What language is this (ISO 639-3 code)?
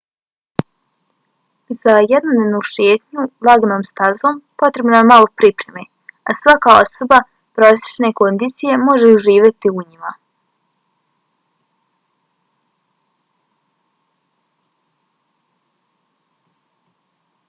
bos